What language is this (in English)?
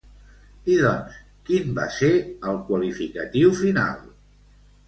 Catalan